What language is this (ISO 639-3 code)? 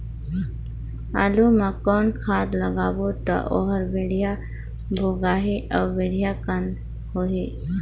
hne